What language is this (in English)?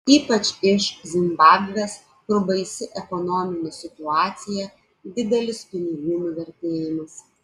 Lithuanian